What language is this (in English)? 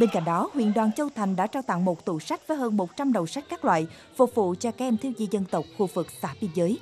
Vietnamese